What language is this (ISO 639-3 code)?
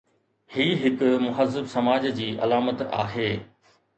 snd